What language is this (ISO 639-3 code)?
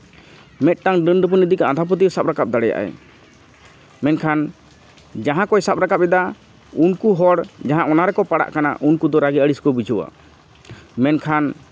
sat